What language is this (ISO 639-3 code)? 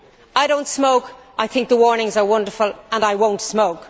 eng